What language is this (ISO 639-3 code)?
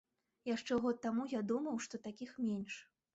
bel